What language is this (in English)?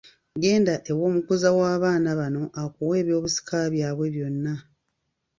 Ganda